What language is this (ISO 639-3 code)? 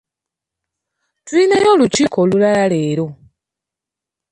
lug